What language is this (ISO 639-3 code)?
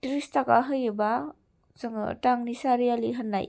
brx